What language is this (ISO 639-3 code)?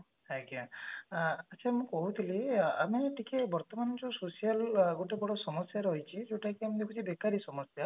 ori